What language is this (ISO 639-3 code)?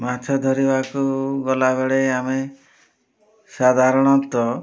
ori